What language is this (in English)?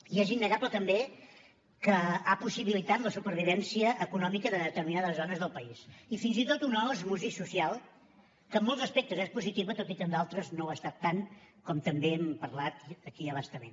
Catalan